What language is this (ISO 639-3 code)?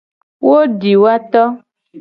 gej